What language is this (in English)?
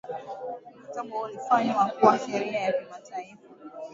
Swahili